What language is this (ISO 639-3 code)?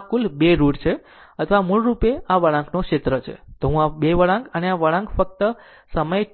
guj